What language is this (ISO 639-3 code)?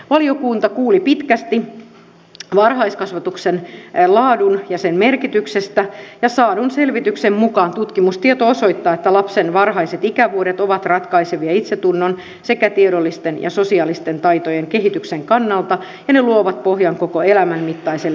fin